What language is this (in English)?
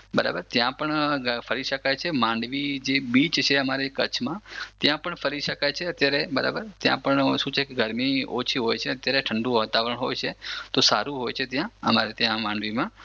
Gujarati